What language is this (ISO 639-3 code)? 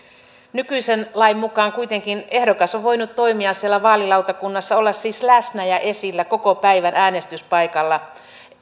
fin